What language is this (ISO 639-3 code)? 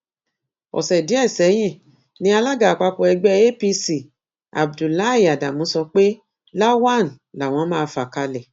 yor